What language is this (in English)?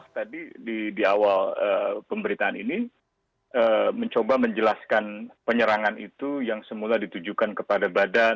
Indonesian